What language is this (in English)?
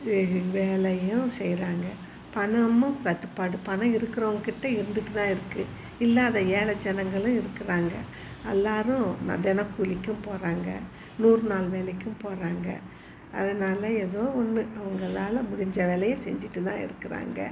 Tamil